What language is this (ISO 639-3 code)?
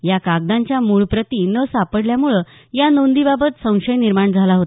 mar